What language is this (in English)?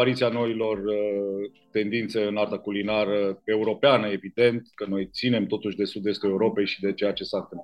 Romanian